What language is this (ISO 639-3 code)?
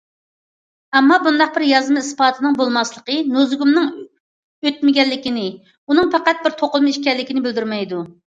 uig